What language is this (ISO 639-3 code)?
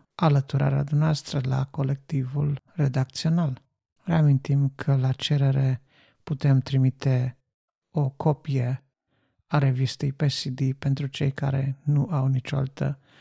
ron